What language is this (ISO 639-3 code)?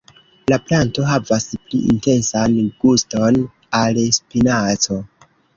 epo